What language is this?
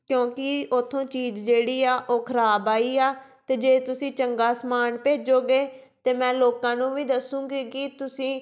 Punjabi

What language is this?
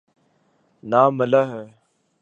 Urdu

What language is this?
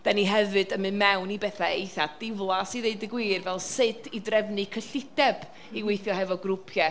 Welsh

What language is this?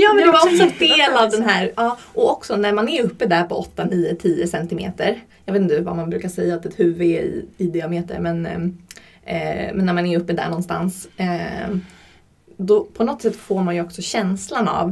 Swedish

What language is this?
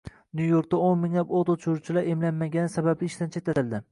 Uzbek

